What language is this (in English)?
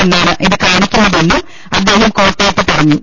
Malayalam